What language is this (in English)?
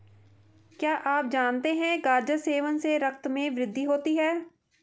Hindi